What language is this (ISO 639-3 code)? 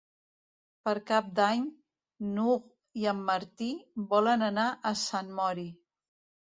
cat